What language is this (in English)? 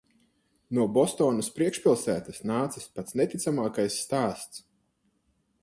Latvian